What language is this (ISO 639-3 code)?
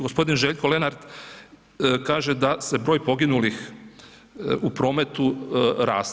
hrv